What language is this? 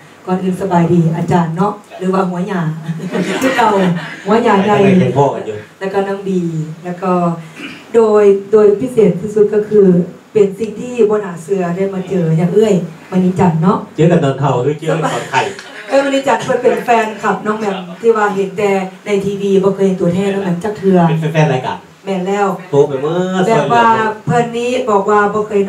Thai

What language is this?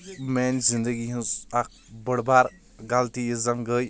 Kashmiri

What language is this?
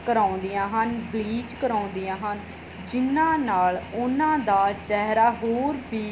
Punjabi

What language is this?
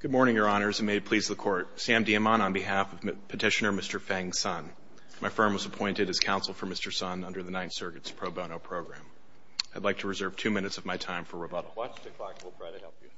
English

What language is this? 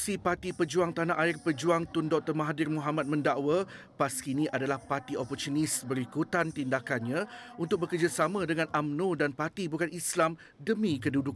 Malay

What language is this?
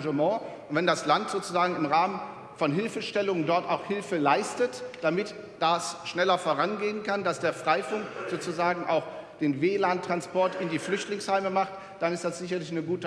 German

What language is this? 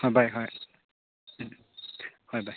Manipuri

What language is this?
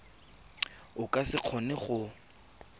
Tswana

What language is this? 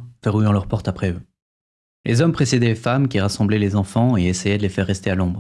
French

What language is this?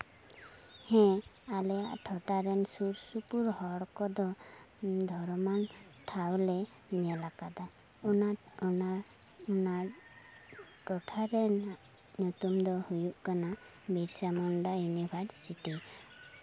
Santali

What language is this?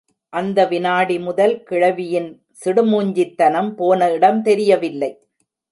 Tamil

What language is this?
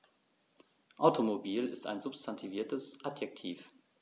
German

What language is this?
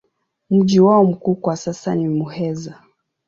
Swahili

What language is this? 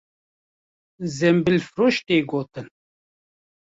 Kurdish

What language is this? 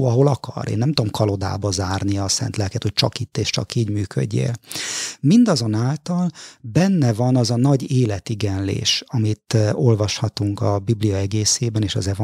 Hungarian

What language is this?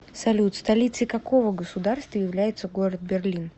Russian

